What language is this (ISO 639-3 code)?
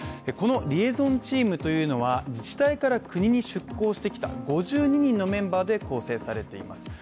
jpn